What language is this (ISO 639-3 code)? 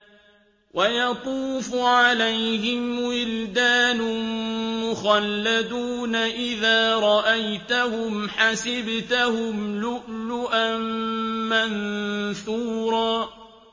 ara